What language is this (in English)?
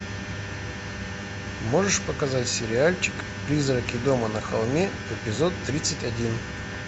Russian